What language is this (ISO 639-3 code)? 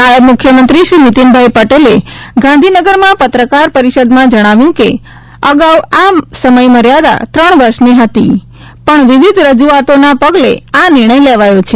guj